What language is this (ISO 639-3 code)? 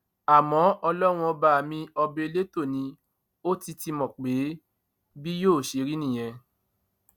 yor